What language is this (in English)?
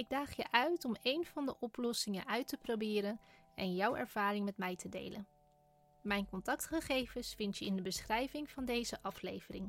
Dutch